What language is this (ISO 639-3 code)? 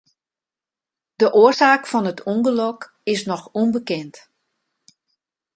fry